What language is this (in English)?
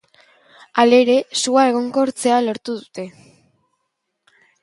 Basque